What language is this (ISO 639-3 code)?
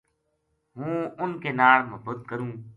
gju